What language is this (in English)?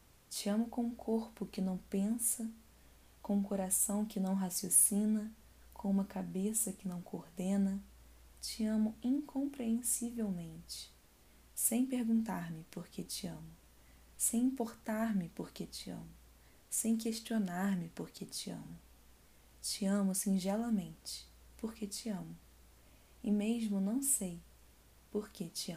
Portuguese